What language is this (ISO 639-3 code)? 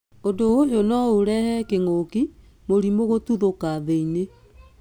kik